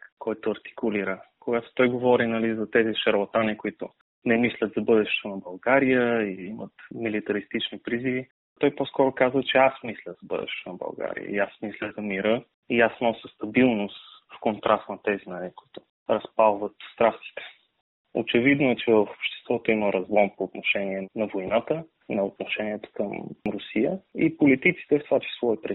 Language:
Bulgarian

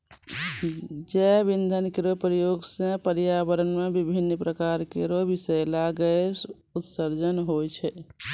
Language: Maithili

